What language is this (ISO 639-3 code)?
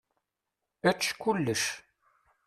kab